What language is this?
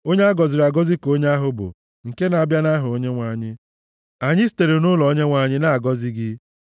Igbo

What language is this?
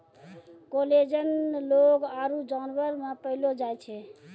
Maithili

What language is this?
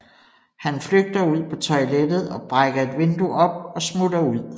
Danish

